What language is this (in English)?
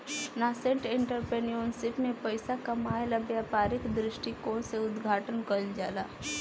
Bhojpuri